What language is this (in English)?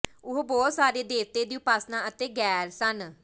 Punjabi